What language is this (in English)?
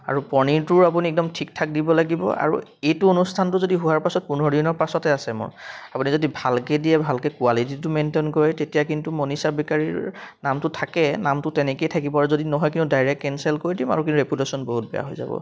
Assamese